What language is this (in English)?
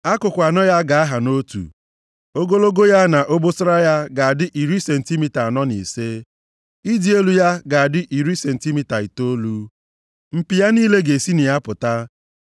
Igbo